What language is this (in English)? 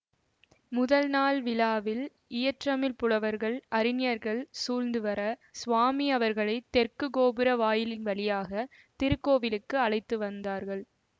Tamil